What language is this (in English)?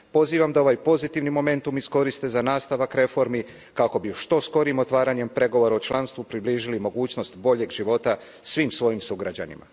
Croatian